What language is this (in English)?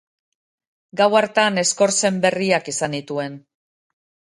Basque